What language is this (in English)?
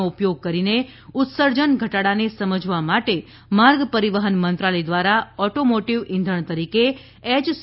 Gujarati